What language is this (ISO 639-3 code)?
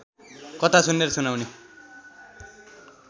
nep